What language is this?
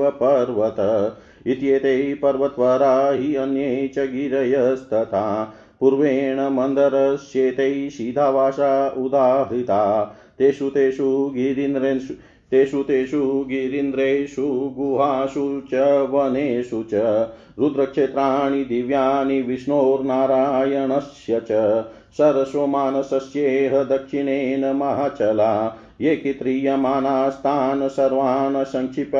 Hindi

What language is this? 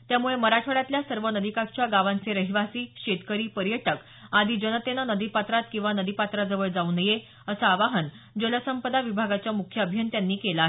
Marathi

